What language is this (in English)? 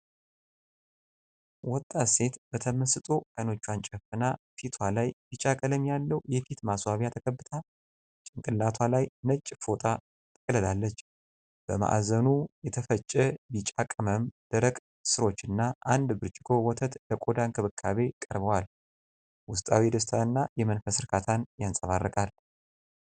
Amharic